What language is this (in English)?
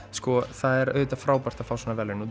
Icelandic